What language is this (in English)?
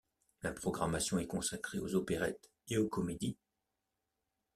French